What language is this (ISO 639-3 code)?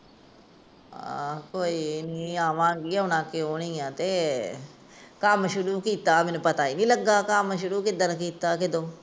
pan